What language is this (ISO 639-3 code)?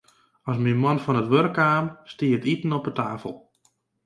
fry